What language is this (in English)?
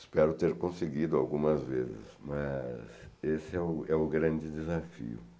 Portuguese